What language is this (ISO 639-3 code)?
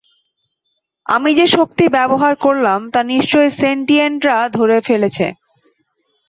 ben